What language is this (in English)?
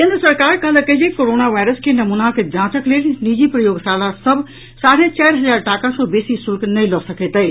Maithili